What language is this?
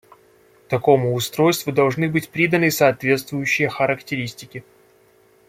Russian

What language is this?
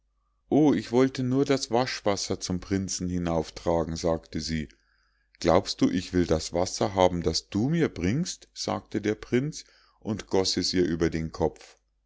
German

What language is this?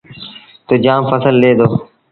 Sindhi Bhil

